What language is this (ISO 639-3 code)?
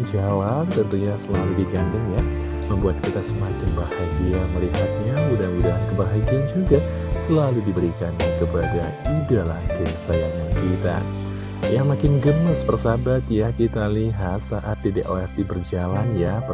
ind